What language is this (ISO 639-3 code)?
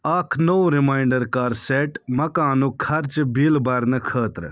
kas